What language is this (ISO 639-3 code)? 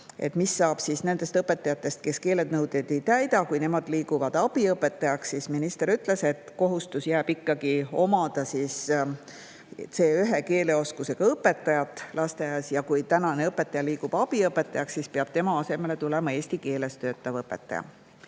est